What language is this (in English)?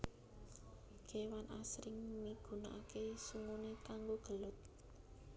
Javanese